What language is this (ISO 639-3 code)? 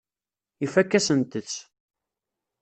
kab